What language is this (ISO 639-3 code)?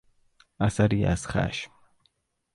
fas